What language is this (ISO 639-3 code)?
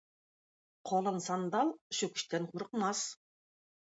tat